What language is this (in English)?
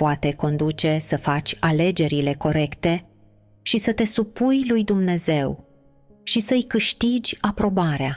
Romanian